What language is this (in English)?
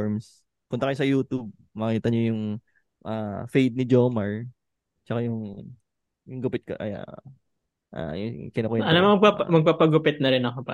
Filipino